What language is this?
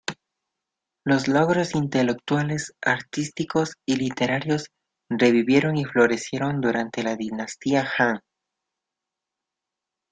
Spanish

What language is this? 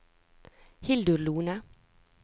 Norwegian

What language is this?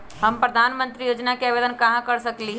Magahi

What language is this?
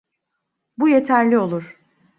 Turkish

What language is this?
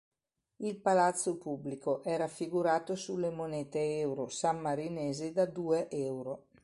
Italian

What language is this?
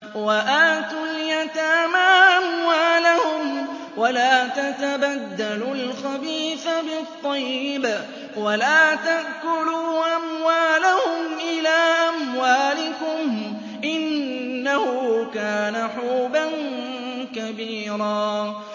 Arabic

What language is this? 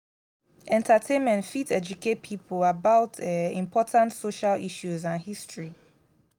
Nigerian Pidgin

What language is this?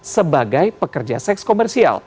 Indonesian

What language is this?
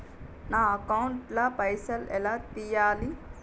Telugu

